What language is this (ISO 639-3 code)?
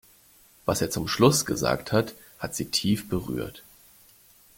deu